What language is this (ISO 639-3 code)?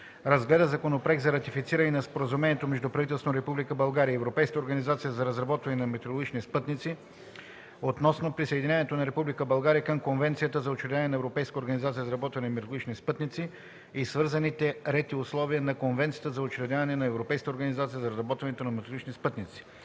bul